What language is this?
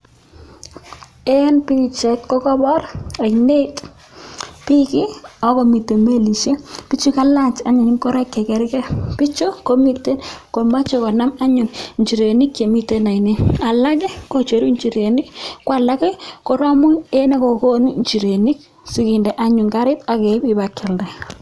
Kalenjin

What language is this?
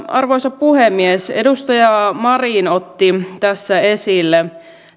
Finnish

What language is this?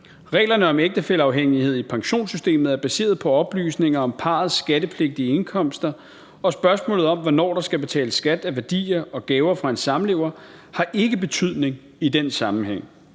Danish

